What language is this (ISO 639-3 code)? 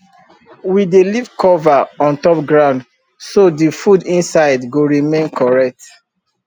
pcm